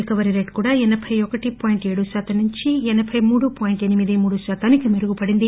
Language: Telugu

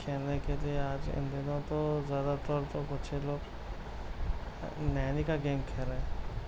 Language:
Urdu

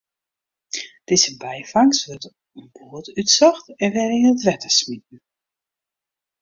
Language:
Western Frisian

